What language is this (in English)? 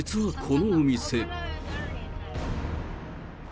Japanese